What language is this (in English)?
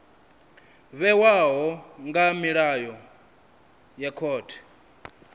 Venda